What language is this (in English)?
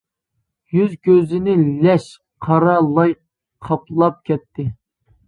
Uyghur